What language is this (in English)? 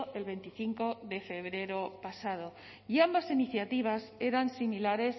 Spanish